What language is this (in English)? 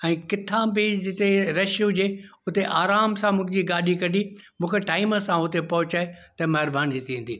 Sindhi